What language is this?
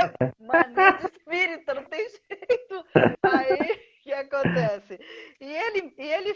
Portuguese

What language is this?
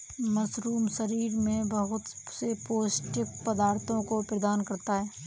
Hindi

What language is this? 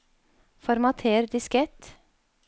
Norwegian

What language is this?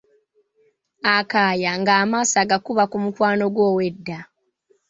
Ganda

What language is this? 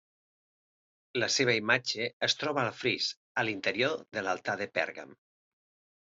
Catalan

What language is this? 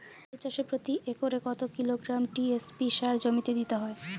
Bangla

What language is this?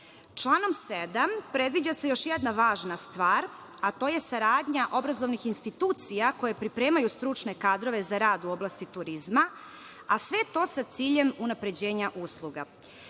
Serbian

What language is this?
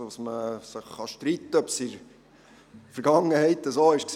Swiss German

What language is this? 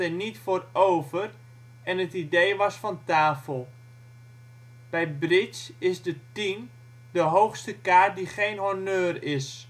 Dutch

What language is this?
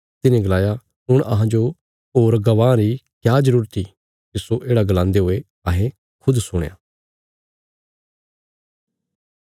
Bilaspuri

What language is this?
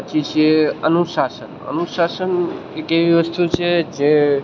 Gujarati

